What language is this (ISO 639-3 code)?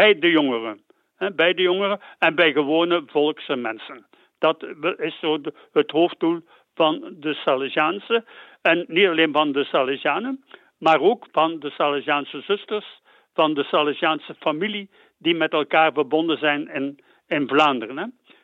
nld